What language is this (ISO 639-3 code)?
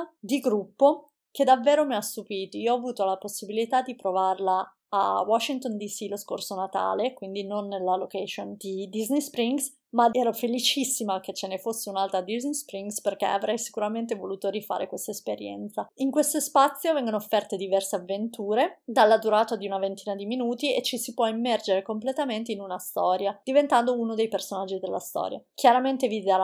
ita